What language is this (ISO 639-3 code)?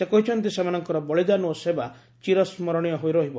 ori